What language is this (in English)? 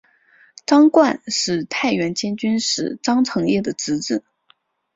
Chinese